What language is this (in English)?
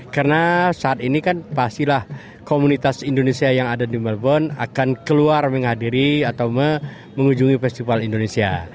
Indonesian